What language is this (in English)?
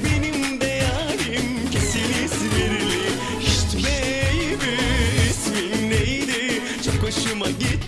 Turkish